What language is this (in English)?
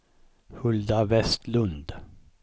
Swedish